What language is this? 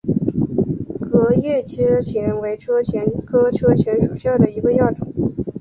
Chinese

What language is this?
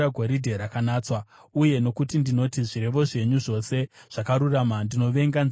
Shona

